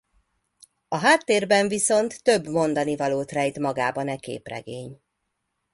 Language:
Hungarian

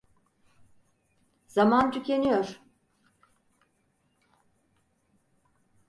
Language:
Turkish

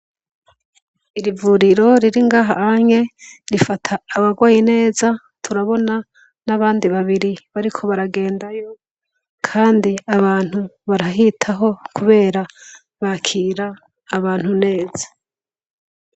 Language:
Rundi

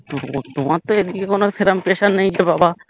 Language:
Bangla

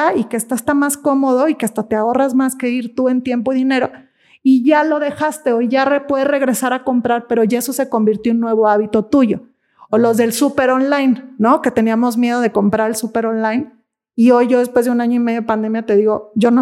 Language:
Spanish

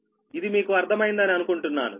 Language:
Telugu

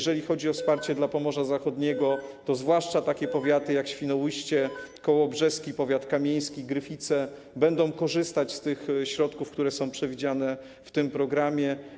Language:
Polish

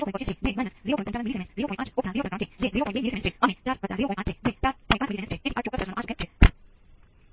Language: Gujarati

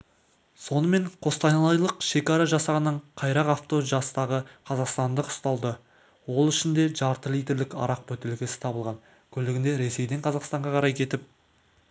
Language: Kazakh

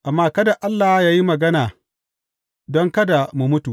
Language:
Hausa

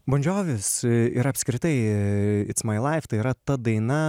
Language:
Lithuanian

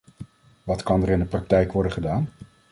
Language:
Dutch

